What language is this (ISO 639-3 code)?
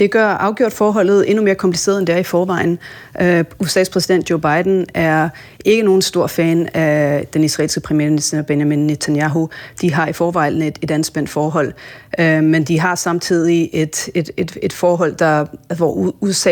dan